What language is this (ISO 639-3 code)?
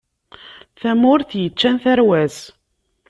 kab